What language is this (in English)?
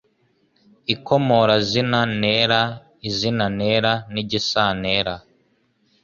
Kinyarwanda